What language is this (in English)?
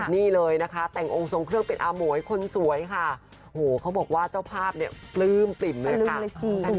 Thai